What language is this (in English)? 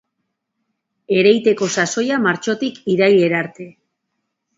Basque